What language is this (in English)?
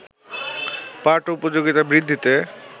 Bangla